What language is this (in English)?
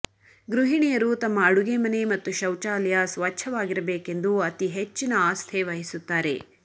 Kannada